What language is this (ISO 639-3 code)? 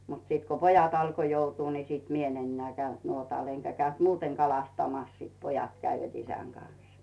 fin